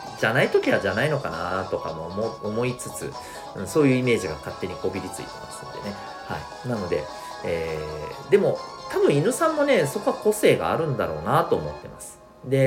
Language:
Japanese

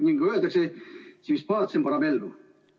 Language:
Estonian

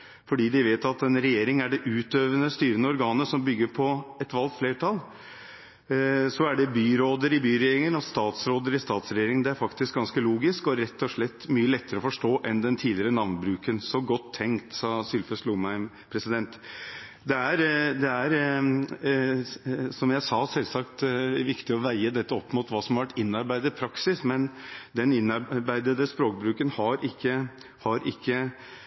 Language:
Norwegian Bokmål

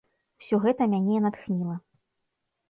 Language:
Belarusian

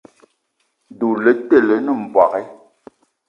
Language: Eton (Cameroon)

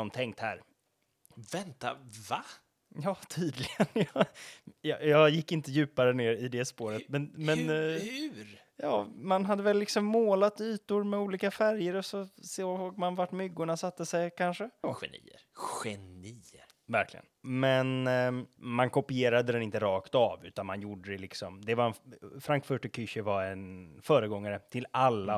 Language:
Swedish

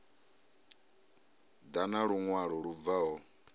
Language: Venda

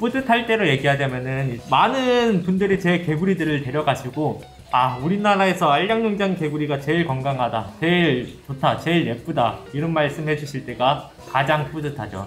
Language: Korean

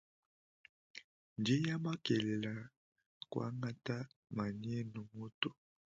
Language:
Luba-Lulua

